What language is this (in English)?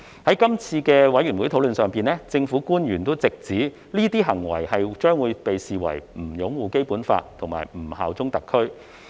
Cantonese